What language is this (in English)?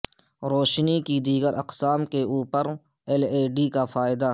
Urdu